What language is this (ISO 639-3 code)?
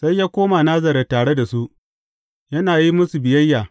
hau